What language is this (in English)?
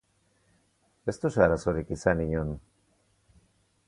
Basque